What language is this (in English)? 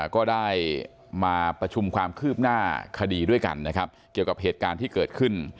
Thai